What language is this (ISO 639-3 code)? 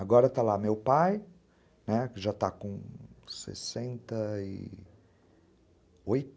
por